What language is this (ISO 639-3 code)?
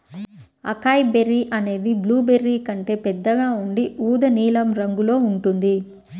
tel